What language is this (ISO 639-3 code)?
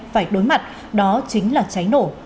vie